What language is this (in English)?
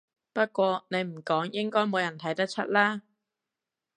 Cantonese